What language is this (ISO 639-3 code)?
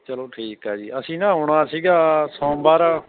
pan